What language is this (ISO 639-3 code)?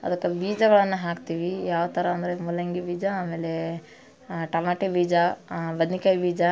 kan